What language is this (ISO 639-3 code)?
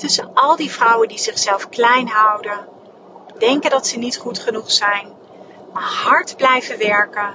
nld